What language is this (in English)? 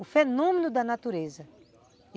Portuguese